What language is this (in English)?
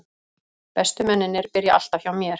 Icelandic